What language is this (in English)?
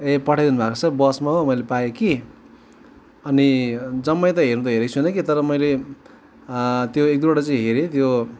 Nepali